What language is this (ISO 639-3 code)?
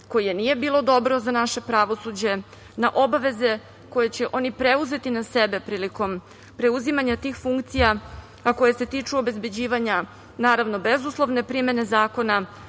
srp